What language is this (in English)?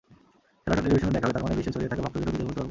Bangla